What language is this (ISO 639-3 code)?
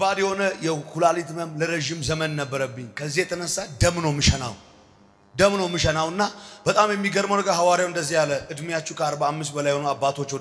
ara